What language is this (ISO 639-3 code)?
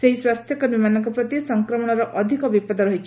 ori